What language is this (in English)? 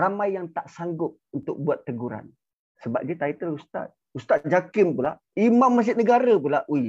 Malay